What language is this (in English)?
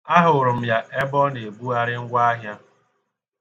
Igbo